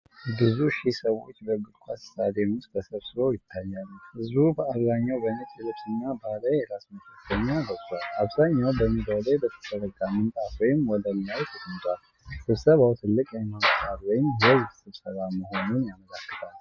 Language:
Amharic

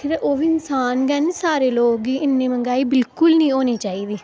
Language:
Dogri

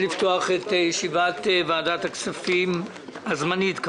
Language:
Hebrew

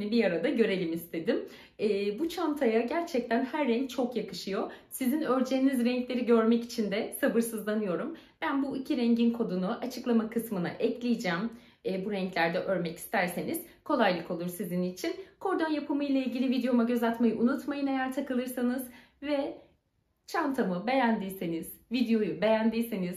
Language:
Turkish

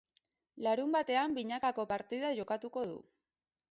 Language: Basque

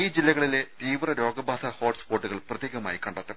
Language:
Malayalam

